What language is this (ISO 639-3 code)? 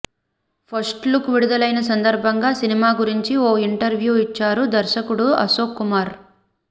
tel